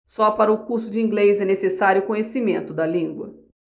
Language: Portuguese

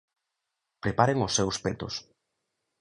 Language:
Galician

